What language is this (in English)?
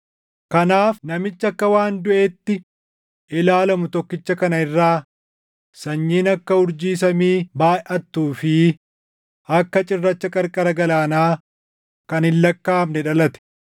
Oromo